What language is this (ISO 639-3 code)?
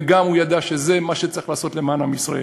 heb